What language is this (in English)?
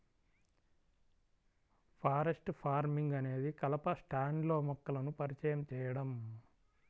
Telugu